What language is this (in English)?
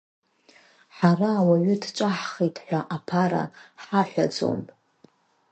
Abkhazian